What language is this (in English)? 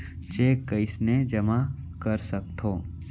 Chhattisgarhi